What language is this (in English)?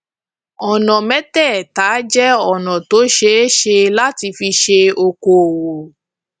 Yoruba